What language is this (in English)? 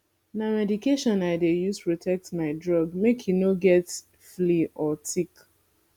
Nigerian Pidgin